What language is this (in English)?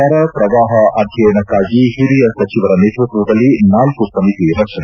Kannada